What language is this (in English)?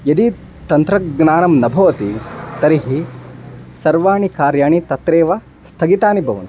Sanskrit